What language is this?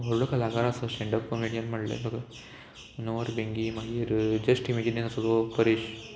Konkani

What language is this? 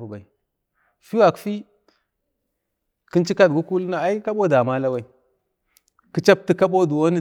Bade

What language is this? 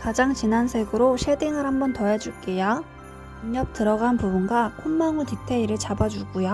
Korean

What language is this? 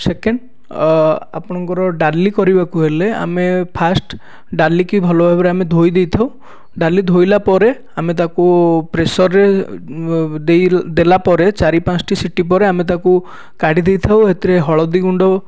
Odia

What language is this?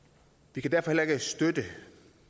Danish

